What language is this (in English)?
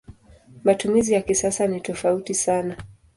Swahili